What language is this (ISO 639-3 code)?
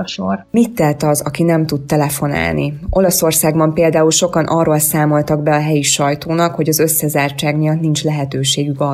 hun